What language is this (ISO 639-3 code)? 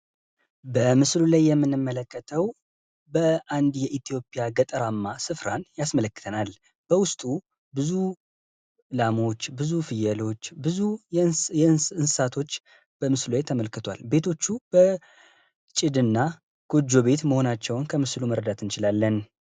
amh